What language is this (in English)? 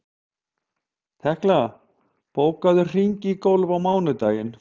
Icelandic